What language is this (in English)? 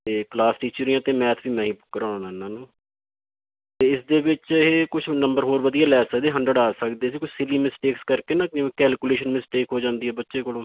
Punjabi